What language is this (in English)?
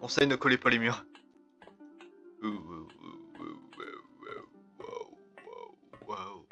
French